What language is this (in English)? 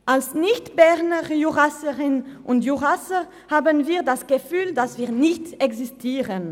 Swiss German